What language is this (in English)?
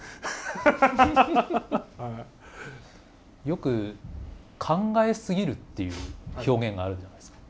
Japanese